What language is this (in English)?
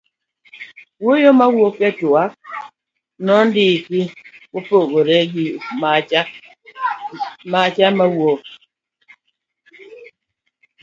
Luo (Kenya and Tanzania)